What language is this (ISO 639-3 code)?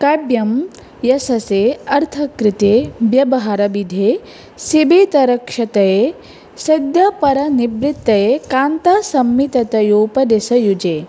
san